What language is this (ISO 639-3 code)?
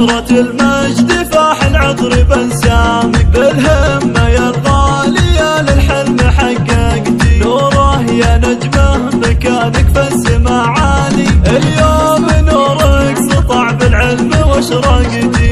ara